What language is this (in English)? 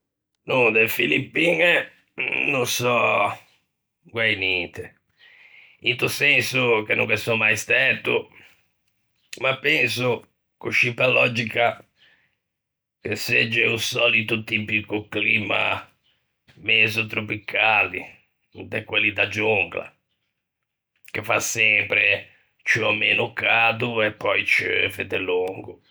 Ligurian